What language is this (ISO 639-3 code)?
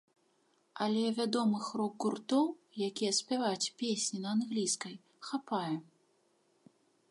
bel